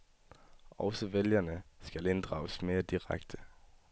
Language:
Danish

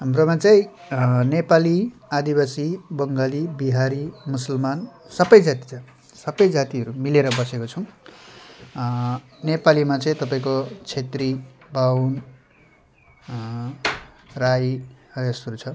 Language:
Nepali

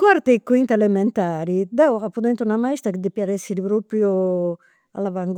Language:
Campidanese Sardinian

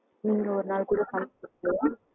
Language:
Tamil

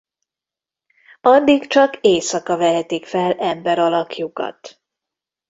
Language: Hungarian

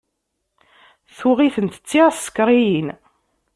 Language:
Kabyle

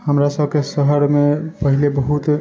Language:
Maithili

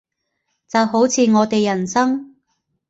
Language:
Cantonese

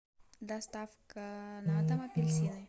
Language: Russian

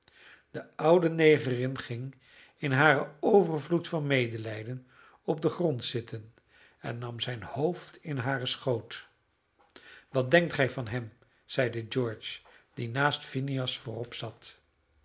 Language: Dutch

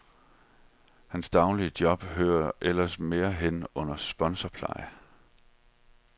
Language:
Danish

